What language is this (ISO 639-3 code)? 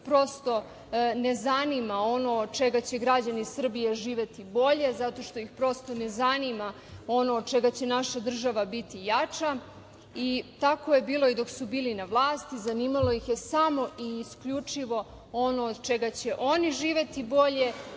srp